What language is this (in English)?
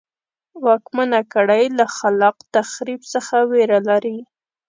Pashto